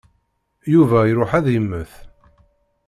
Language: Kabyle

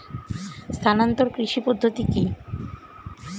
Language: Bangla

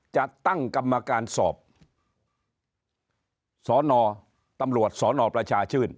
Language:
Thai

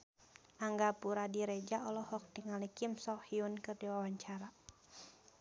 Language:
Sundanese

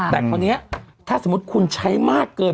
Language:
Thai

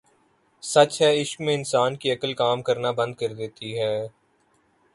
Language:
Urdu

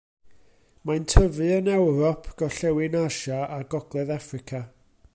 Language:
Welsh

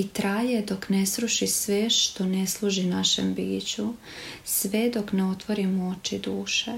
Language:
Croatian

